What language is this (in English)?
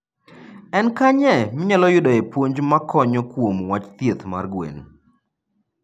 Luo (Kenya and Tanzania)